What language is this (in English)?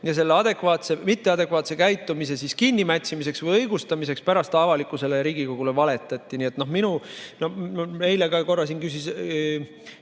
Estonian